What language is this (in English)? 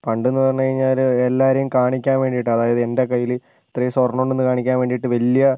Malayalam